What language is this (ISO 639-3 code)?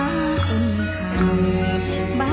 tha